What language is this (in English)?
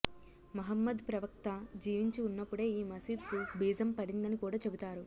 Telugu